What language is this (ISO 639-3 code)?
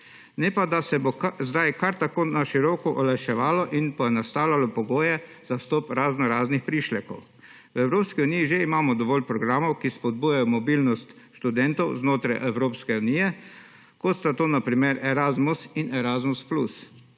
slv